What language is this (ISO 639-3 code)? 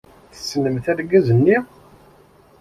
kab